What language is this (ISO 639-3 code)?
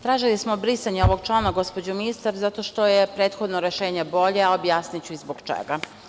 srp